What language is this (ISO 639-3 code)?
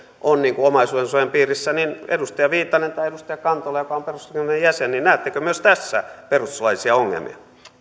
fin